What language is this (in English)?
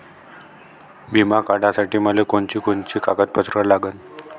Marathi